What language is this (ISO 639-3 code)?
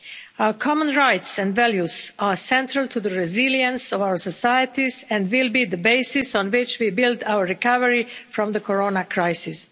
eng